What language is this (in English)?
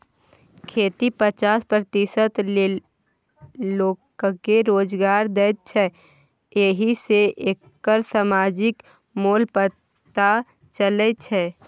Maithili